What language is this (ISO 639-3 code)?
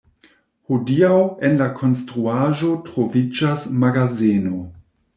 epo